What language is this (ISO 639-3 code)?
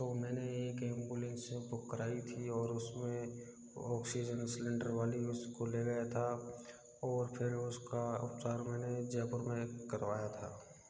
hin